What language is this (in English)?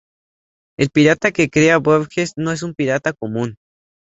Spanish